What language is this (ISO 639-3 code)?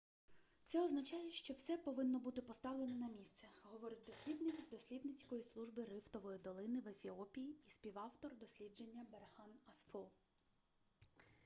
ukr